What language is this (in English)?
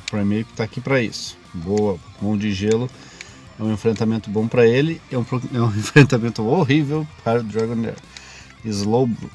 Portuguese